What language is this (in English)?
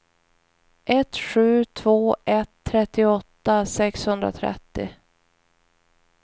Swedish